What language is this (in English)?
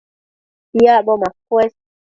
Matsés